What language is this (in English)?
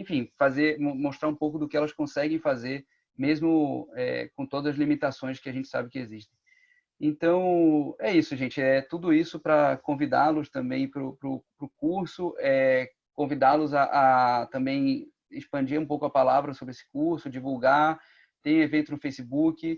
Portuguese